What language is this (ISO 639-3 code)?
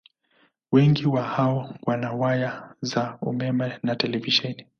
swa